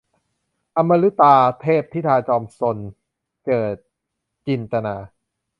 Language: Thai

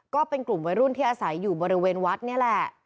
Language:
Thai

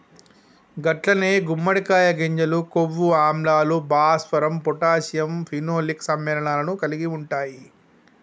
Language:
Telugu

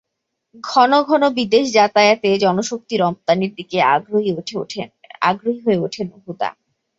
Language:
Bangla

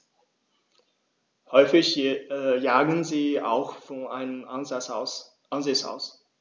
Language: German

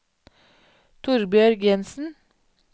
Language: Norwegian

